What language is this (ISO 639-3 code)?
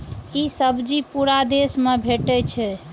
mai